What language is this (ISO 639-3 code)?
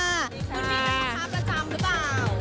tha